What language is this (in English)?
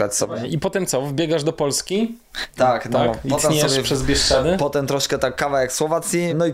Polish